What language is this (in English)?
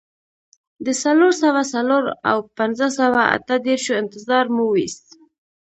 Pashto